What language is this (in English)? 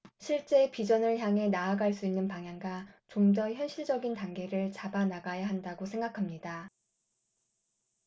Korean